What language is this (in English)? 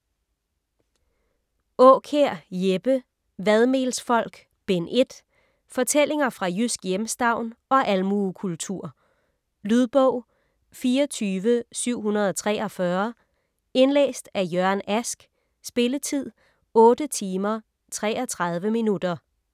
Danish